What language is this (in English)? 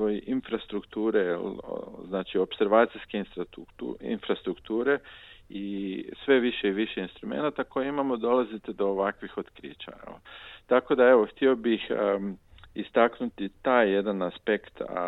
Croatian